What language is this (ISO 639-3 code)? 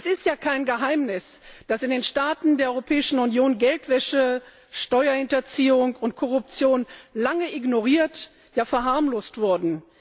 deu